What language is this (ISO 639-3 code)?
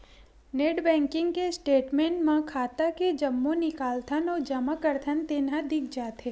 hne